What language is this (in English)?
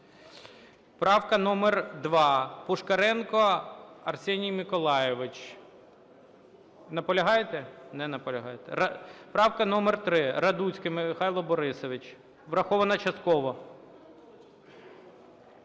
Ukrainian